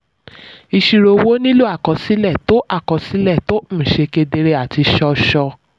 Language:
Yoruba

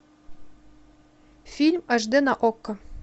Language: Russian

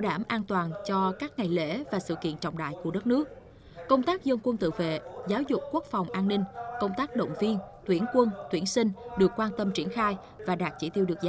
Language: Vietnamese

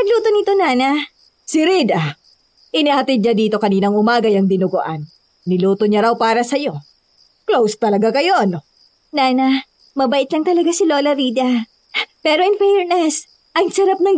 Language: Filipino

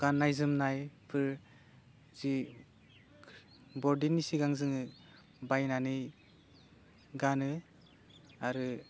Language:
Bodo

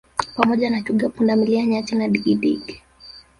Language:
Swahili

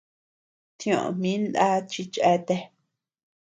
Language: Tepeuxila Cuicatec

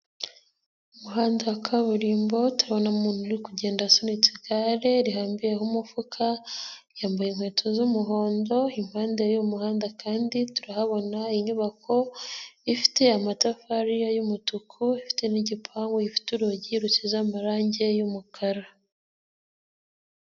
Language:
Kinyarwanda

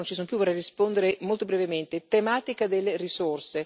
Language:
Italian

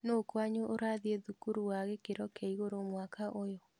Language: Kikuyu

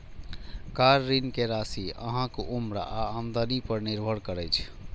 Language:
Maithili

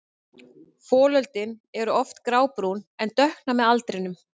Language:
Icelandic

